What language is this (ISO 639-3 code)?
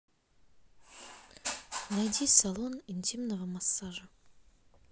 rus